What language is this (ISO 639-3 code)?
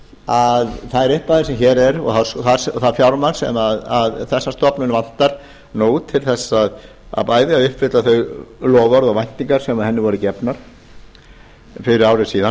isl